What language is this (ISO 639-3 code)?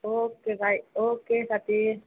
nep